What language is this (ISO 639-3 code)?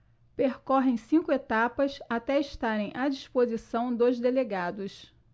por